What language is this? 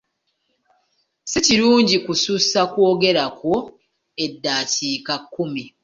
Ganda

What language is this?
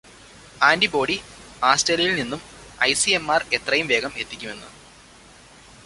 Malayalam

